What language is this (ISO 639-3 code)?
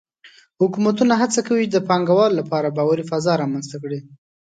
pus